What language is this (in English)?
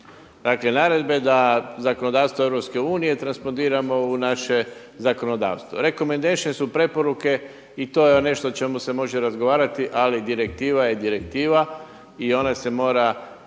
Croatian